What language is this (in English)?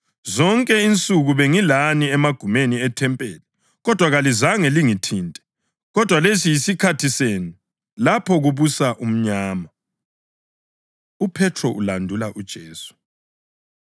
North Ndebele